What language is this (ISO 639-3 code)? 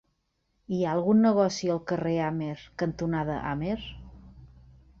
cat